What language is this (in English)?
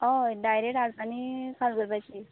Konkani